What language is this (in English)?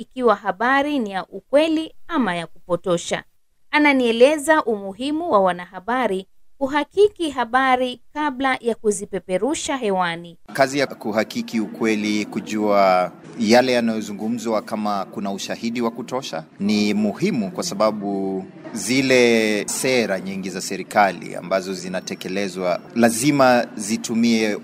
Swahili